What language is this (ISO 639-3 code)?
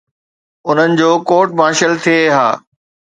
snd